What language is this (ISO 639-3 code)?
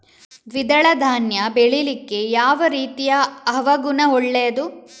kan